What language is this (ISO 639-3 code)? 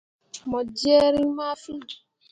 mua